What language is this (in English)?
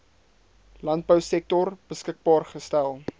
Afrikaans